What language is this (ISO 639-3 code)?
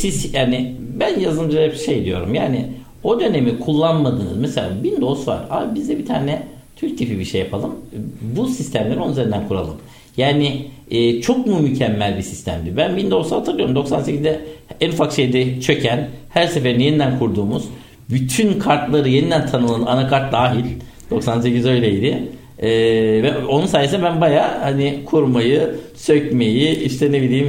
tur